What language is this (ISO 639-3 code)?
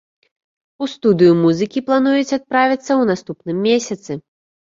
bel